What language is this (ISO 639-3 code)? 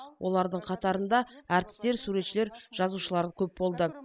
kaz